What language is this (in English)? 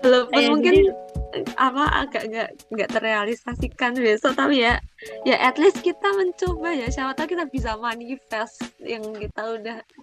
Indonesian